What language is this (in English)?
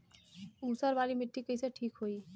Bhojpuri